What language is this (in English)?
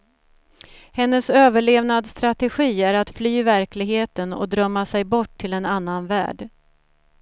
Swedish